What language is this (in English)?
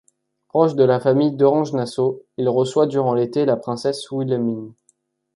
French